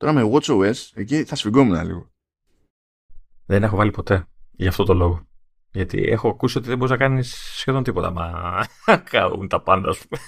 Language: Greek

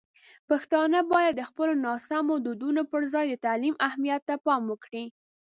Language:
Pashto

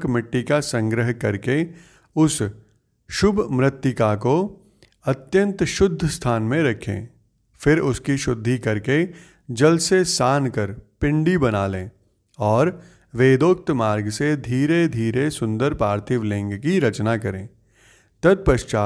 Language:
Hindi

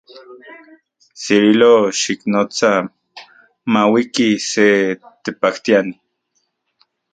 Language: Central Puebla Nahuatl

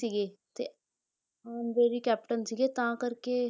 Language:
Punjabi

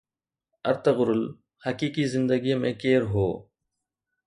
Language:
Sindhi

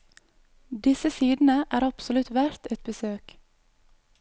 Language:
Norwegian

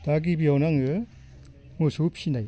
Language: Bodo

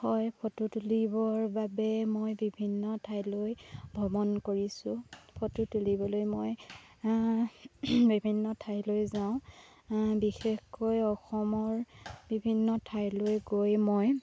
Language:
Assamese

